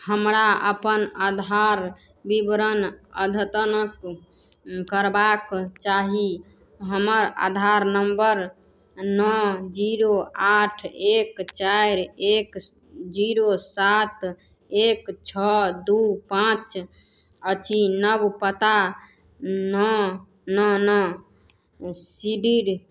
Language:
Maithili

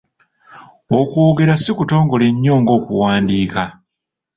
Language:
Ganda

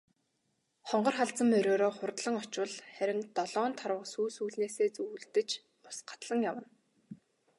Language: Mongolian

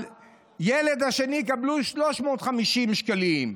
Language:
Hebrew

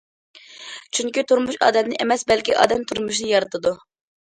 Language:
Uyghur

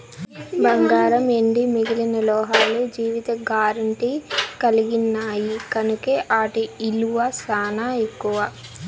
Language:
Telugu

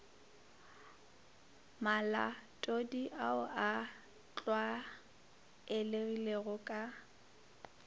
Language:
Northern Sotho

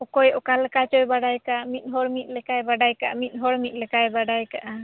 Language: Santali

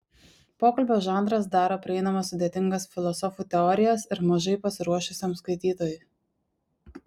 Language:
Lithuanian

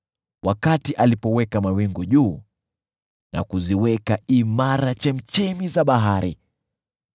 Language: Swahili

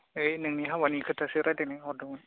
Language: Bodo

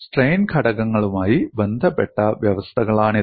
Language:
Malayalam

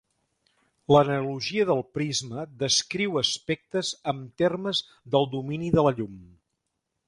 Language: Catalan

